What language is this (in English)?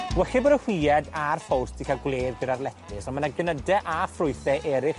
Welsh